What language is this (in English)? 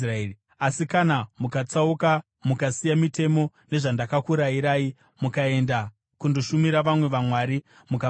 Shona